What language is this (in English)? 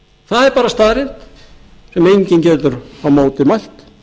Icelandic